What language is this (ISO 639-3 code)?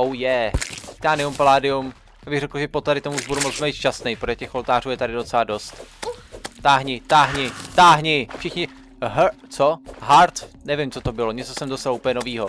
ces